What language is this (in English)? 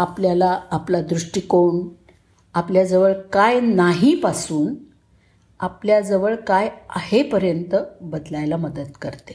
Marathi